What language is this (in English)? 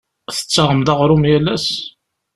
Kabyle